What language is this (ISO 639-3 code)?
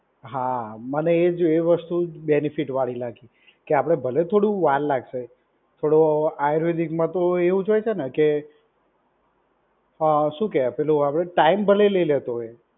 guj